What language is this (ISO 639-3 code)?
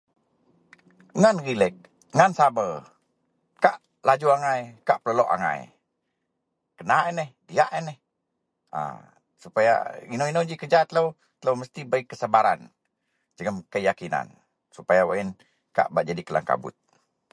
mel